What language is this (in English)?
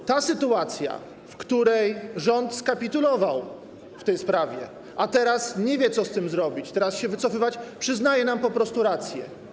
Polish